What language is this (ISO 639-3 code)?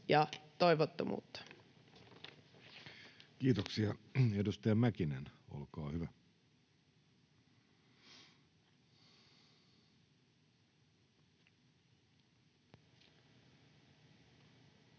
fin